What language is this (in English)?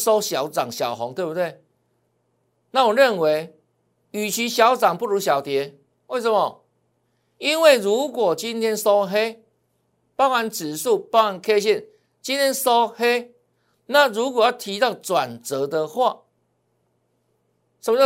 Chinese